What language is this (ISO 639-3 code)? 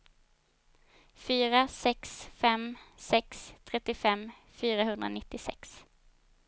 swe